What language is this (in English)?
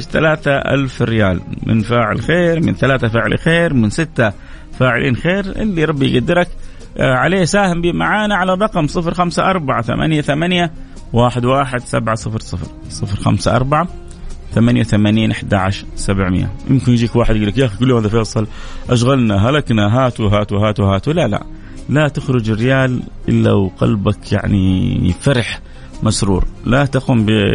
Arabic